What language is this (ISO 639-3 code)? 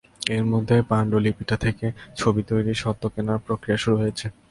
ben